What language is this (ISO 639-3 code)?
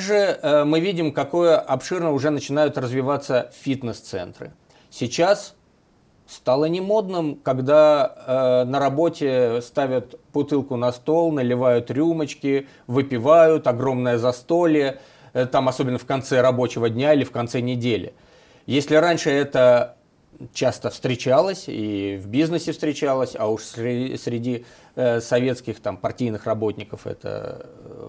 rus